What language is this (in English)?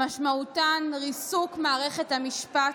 Hebrew